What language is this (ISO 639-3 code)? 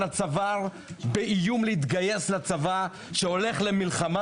heb